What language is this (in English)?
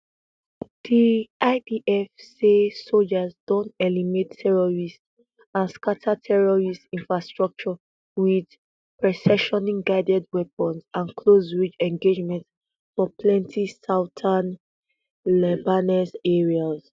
Nigerian Pidgin